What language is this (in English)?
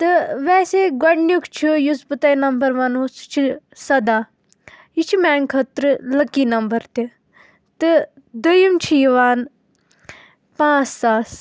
Kashmiri